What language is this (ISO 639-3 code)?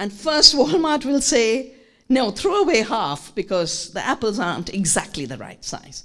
eng